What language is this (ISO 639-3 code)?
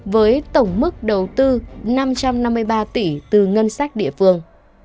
vie